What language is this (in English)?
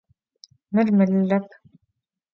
Adyghe